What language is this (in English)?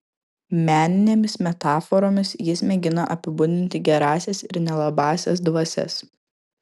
Lithuanian